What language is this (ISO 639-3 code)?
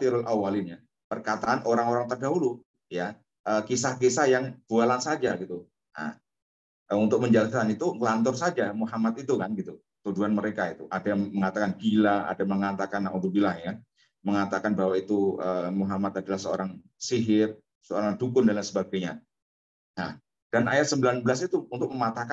ind